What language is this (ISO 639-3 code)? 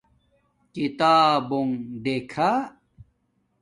dmk